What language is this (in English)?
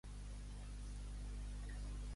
Catalan